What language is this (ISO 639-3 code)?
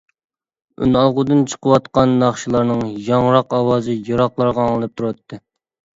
uig